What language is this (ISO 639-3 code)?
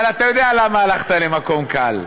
heb